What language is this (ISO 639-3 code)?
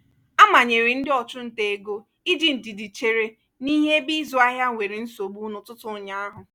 ibo